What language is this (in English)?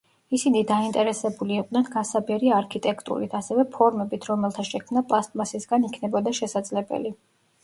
Georgian